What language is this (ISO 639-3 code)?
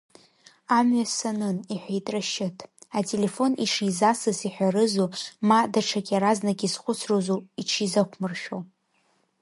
abk